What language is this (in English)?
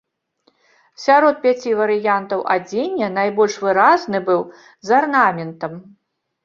Belarusian